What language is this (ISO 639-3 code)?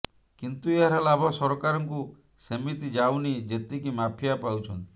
ori